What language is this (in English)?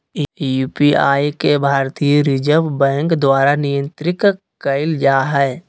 Magahi